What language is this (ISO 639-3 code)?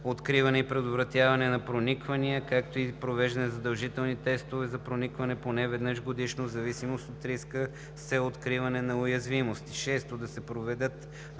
bul